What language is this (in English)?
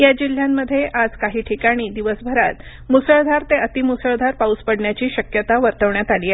Marathi